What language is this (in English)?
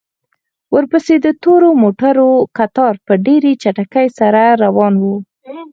Pashto